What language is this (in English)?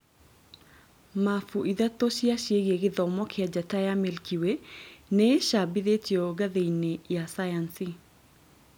Kikuyu